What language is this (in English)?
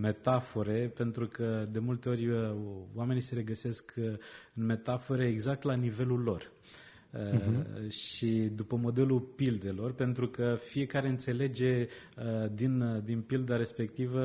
Romanian